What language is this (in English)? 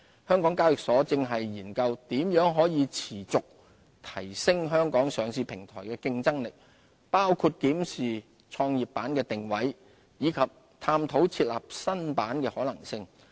Cantonese